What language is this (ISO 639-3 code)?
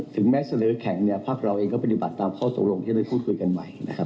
tha